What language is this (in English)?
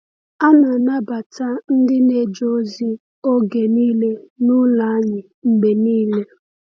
Igbo